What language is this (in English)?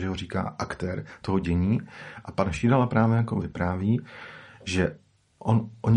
Czech